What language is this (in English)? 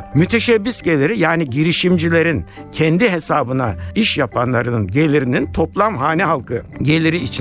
Turkish